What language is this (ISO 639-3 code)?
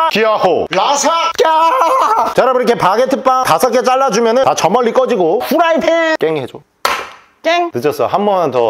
kor